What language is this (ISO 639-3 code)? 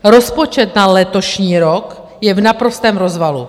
ces